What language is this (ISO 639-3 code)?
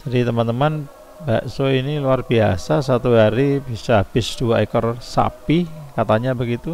ind